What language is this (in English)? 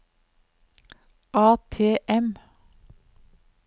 Norwegian